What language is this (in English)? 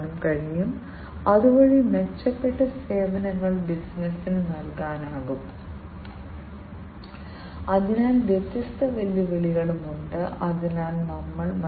Malayalam